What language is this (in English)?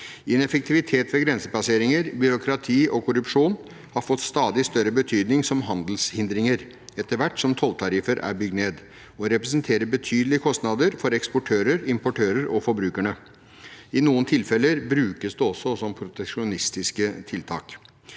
Norwegian